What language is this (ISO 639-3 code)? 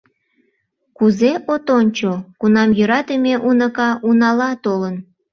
chm